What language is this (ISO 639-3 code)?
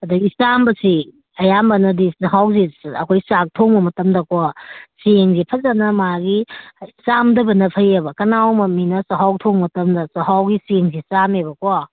mni